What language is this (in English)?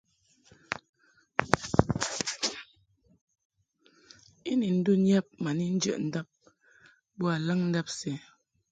Mungaka